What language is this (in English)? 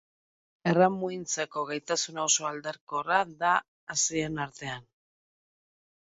Basque